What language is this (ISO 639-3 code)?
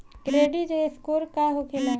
bho